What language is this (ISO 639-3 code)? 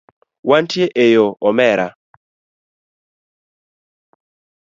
luo